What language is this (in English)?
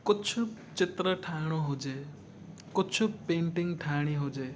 Sindhi